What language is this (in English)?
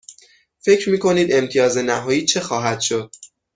Persian